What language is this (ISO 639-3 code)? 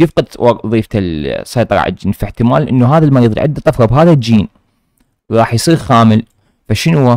ara